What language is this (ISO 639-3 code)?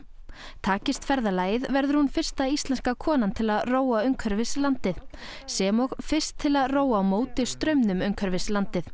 isl